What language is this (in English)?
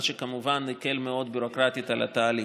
Hebrew